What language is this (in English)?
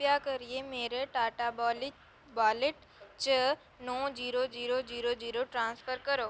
Dogri